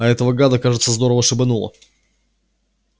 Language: Russian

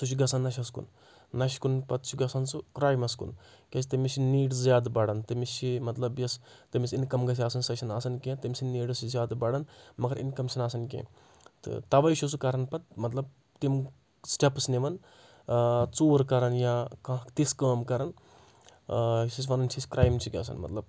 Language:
Kashmiri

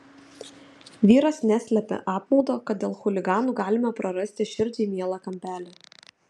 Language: Lithuanian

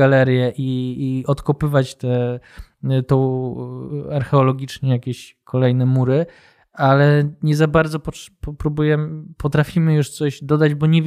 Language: Polish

